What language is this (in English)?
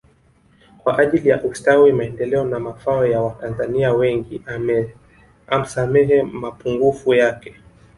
Swahili